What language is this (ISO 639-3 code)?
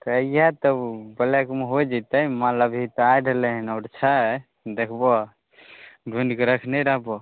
mai